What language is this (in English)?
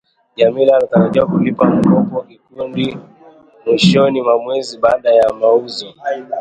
Swahili